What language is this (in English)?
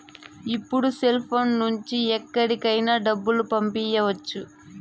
Telugu